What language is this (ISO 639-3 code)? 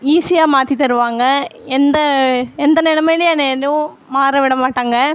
tam